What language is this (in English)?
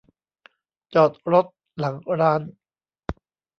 Thai